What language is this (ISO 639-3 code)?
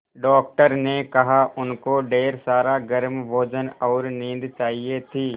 hin